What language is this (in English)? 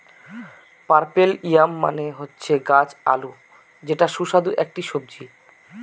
Bangla